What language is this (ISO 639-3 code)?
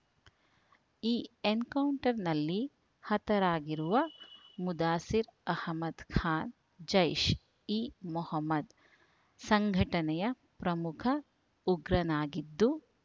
kan